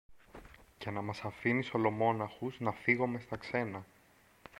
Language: Greek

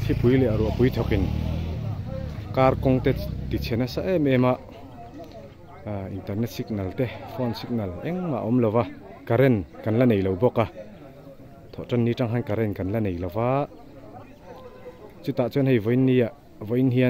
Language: Thai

